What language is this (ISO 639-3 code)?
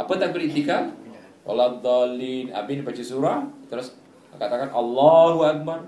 msa